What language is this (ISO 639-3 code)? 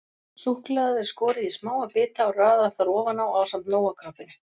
isl